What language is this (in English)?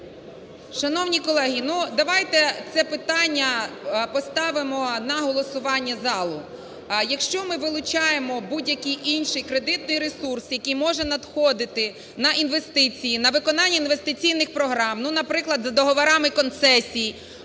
Ukrainian